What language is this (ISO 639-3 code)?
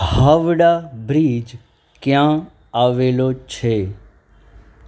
guj